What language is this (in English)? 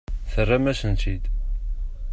Kabyle